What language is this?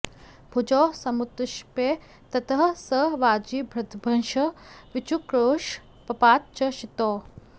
Sanskrit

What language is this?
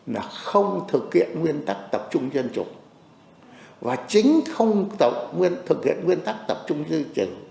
Vietnamese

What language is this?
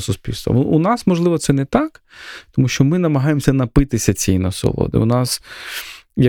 Ukrainian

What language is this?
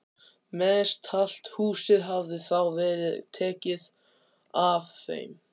Icelandic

